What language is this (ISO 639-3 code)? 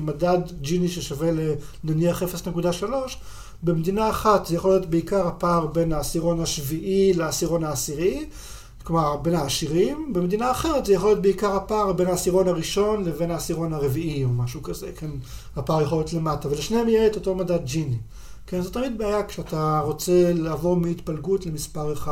heb